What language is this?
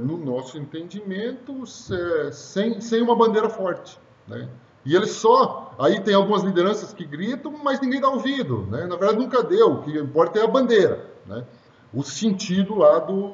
Portuguese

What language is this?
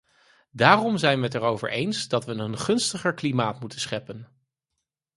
Dutch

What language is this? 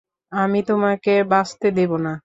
Bangla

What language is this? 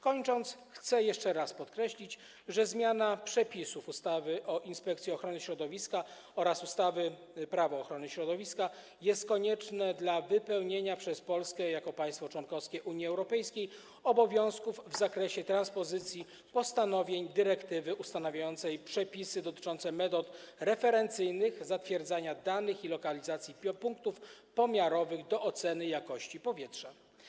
Polish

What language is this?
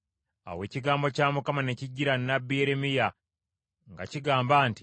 Ganda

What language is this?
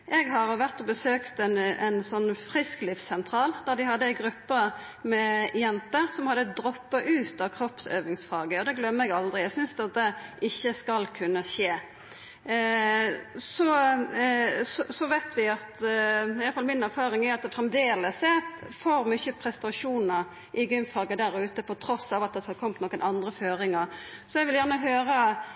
Norwegian Nynorsk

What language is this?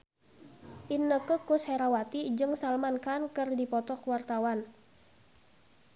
Sundanese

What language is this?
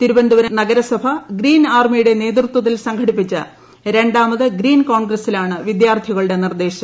Malayalam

